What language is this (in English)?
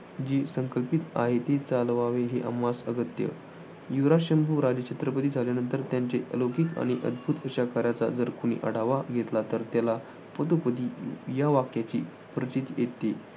Marathi